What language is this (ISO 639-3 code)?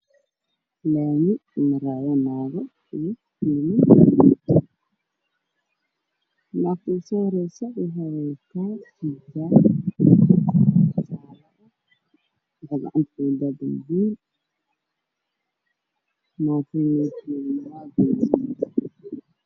som